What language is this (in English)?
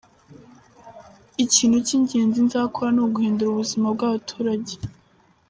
Kinyarwanda